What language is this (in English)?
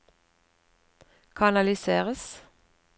Norwegian